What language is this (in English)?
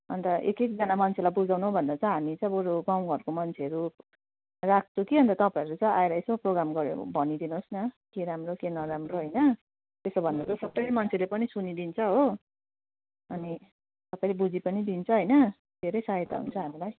Nepali